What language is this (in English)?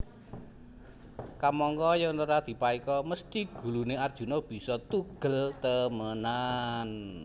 Javanese